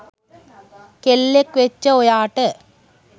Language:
Sinhala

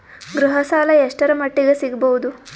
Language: Kannada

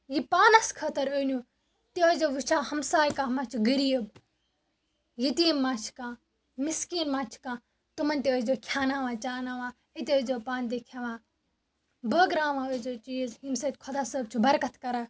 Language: Kashmiri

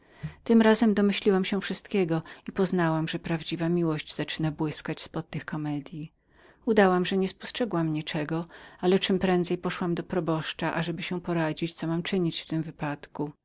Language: Polish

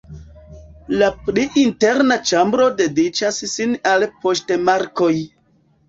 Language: Esperanto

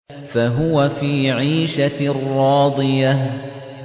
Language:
Arabic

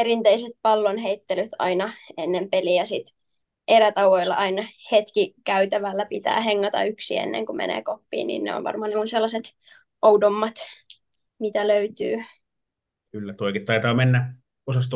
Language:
Finnish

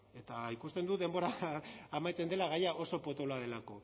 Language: Basque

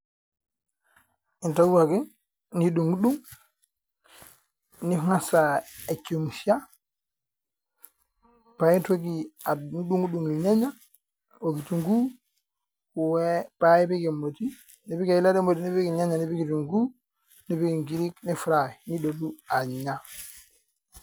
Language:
Masai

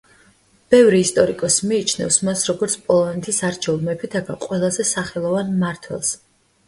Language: Georgian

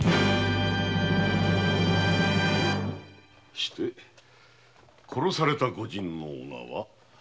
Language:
Japanese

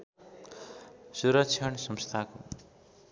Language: Nepali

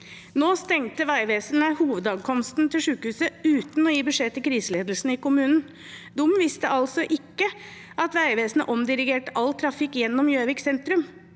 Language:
Norwegian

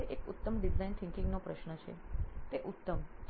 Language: Gujarati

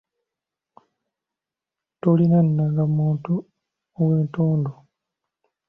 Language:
Ganda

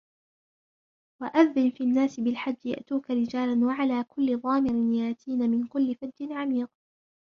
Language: Arabic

